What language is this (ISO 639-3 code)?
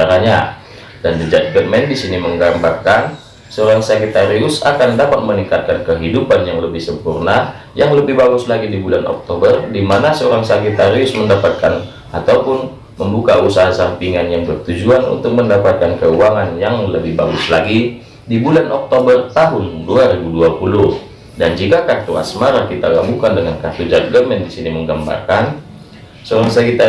ind